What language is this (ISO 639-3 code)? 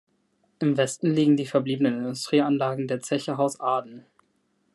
deu